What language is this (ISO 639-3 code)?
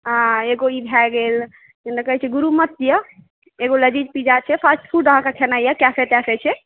mai